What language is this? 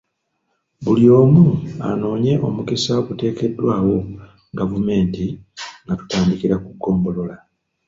Ganda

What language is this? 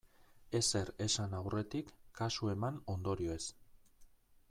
Basque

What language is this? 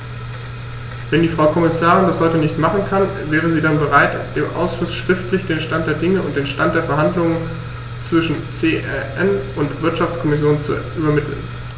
German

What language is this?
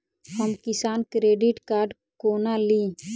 Maithili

